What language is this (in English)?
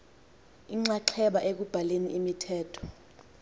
Xhosa